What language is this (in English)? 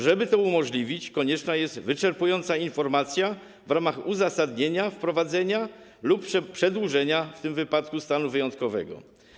Polish